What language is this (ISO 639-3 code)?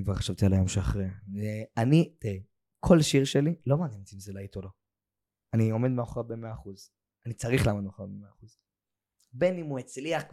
heb